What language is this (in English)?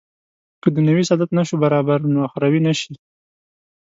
Pashto